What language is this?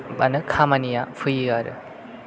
Bodo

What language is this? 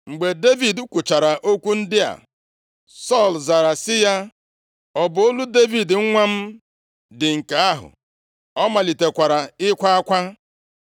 Igbo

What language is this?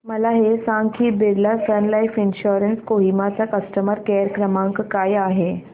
Marathi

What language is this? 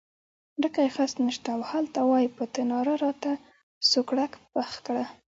Pashto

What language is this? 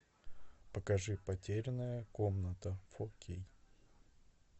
Russian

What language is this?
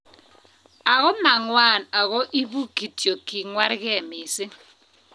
Kalenjin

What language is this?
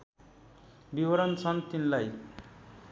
Nepali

